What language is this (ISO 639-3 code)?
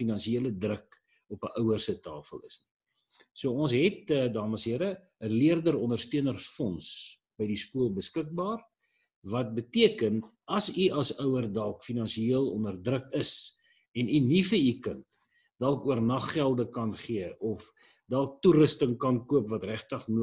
nld